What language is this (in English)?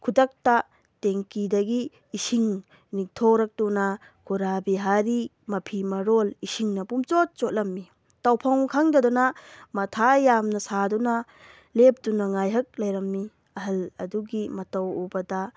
Manipuri